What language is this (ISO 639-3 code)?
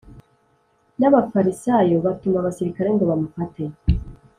kin